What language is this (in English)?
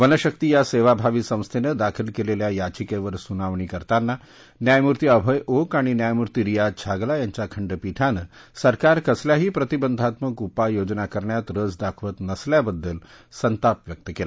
Marathi